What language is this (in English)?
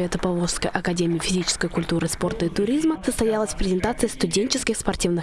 Russian